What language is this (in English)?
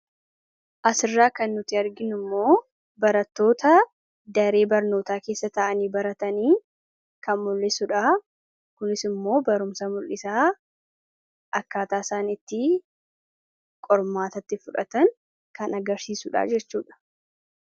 Oromo